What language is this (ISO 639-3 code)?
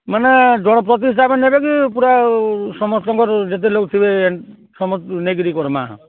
ori